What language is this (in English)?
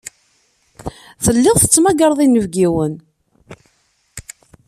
Kabyle